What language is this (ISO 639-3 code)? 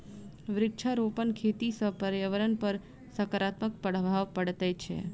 mai